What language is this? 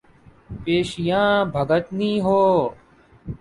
Urdu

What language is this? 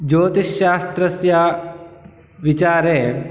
Sanskrit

